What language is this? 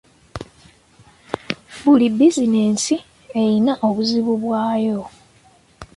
Ganda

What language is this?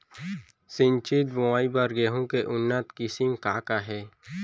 Chhattisgarhi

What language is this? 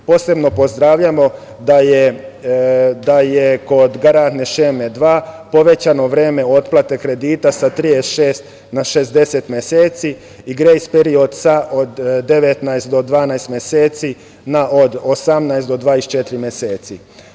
Serbian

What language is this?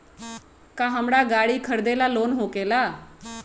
Magahi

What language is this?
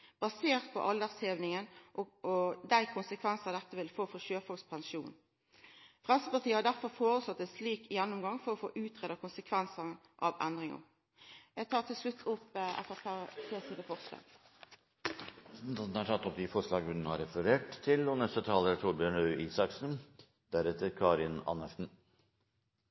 Norwegian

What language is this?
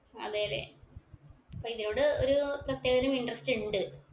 Malayalam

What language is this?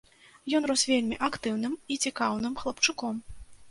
Belarusian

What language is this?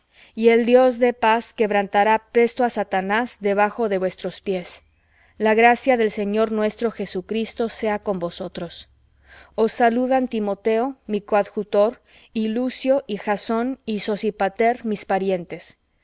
Spanish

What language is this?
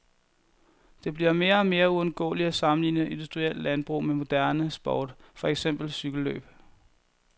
Danish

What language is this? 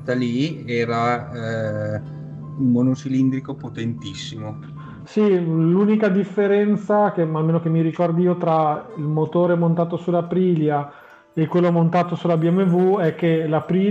Italian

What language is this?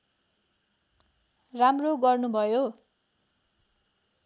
Nepali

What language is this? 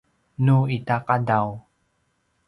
Paiwan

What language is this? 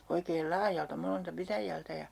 Finnish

